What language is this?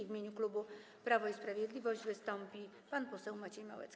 Polish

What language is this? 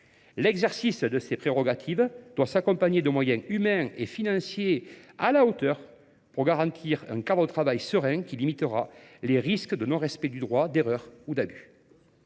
French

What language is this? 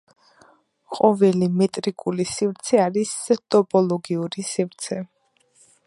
Georgian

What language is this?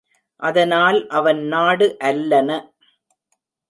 Tamil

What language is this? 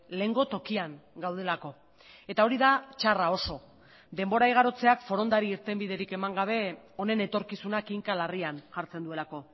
Basque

